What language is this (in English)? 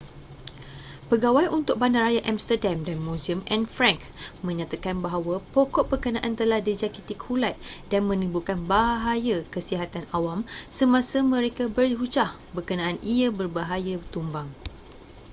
Malay